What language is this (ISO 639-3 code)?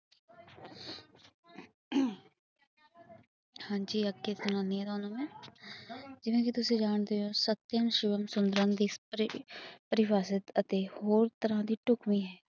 pan